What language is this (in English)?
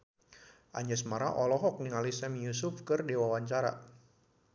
Sundanese